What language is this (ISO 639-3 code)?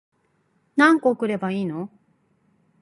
jpn